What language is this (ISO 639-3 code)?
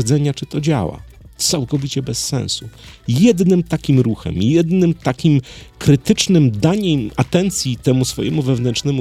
pol